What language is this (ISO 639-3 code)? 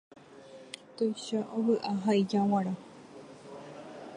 grn